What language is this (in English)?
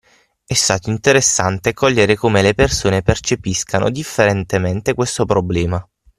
Italian